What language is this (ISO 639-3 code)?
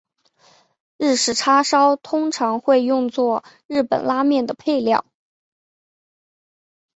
zho